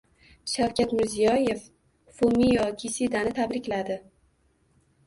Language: Uzbek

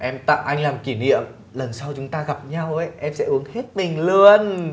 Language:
Vietnamese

